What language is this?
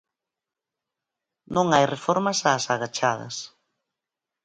Galician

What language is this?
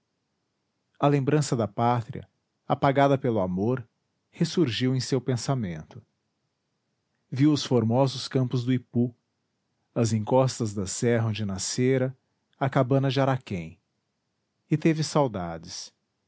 Portuguese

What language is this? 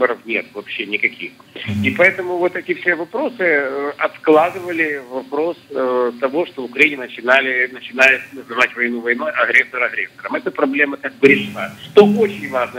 Russian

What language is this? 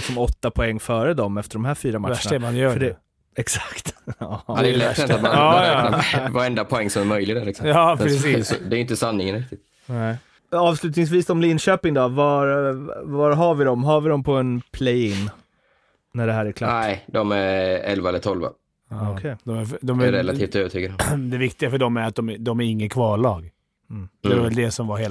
Swedish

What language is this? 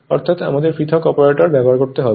Bangla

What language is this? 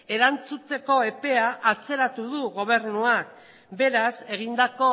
Basque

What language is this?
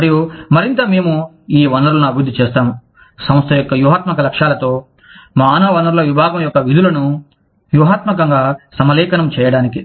Telugu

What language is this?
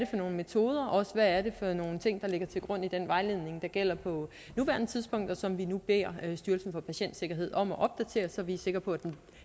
Danish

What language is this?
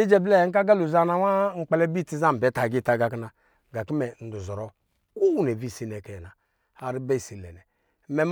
Lijili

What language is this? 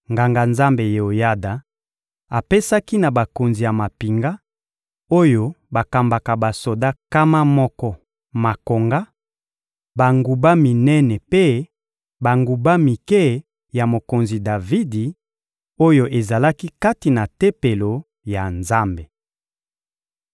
Lingala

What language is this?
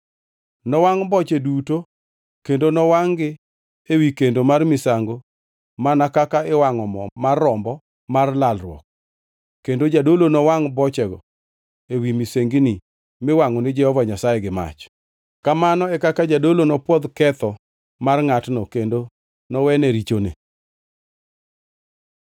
Luo (Kenya and Tanzania)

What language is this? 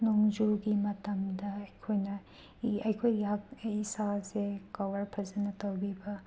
Manipuri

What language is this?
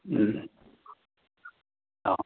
Manipuri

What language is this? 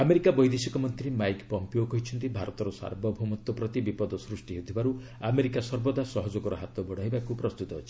Odia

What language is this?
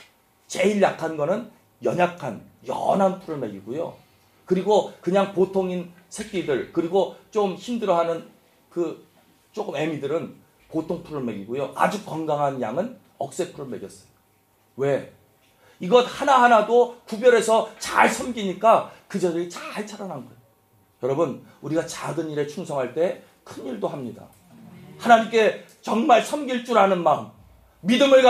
Korean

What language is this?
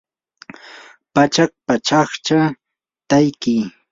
Yanahuanca Pasco Quechua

